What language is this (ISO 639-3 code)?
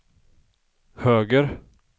swe